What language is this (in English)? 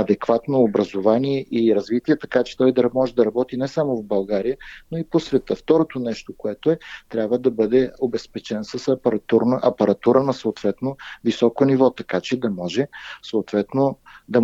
Bulgarian